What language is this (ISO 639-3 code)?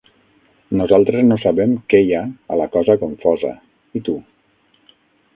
cat